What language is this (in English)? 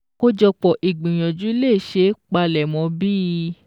Yoruba